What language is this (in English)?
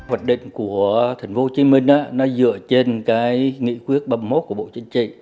Vietnamese